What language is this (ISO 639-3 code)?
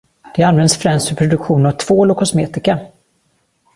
swe